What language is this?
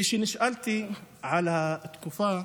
Hebrew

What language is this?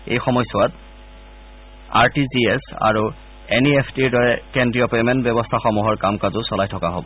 Assamese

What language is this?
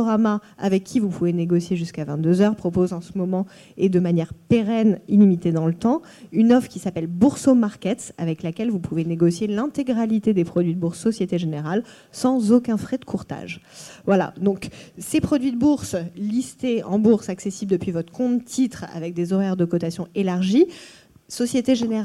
French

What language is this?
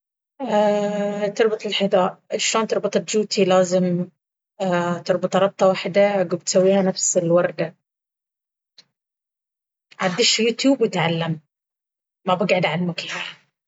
Baharna Arabic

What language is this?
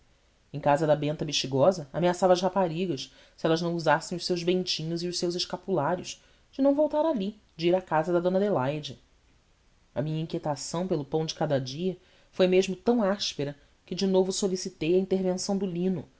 Portuguese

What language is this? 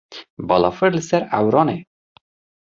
Kurdish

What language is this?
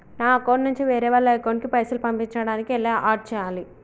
Telugu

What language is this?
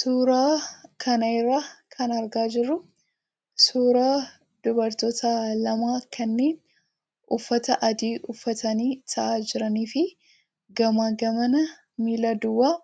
Oromo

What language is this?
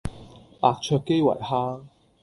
Cantonese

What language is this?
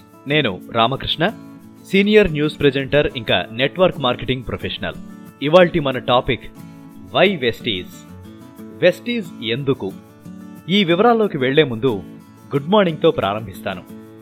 Telugu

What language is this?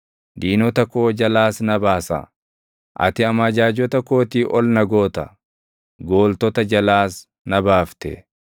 Oromo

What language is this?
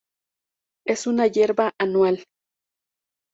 Spanish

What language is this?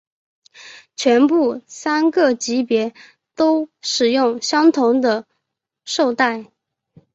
Chinese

